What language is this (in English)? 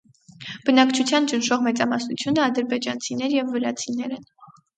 Armenian